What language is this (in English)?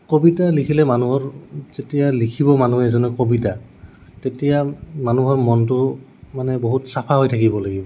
Assamese